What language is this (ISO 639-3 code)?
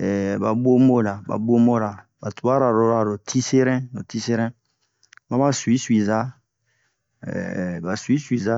bmq